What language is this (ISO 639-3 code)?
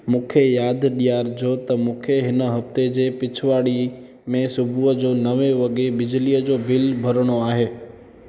snd